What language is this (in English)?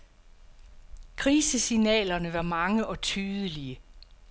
Danish